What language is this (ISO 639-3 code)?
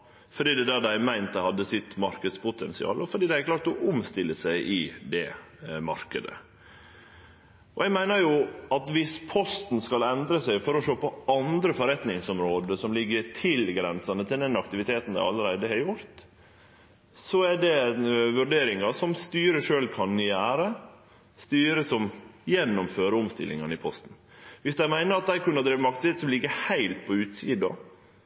nno